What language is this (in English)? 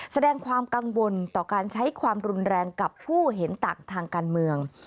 Thai